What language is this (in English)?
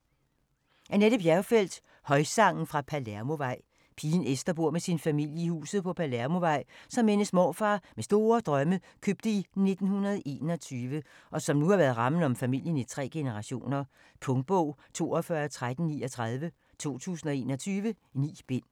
Danish